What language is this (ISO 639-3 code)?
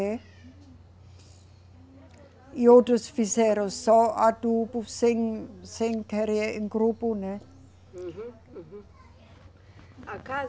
por